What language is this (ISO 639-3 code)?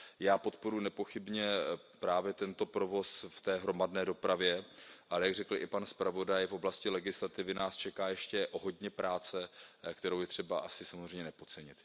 ces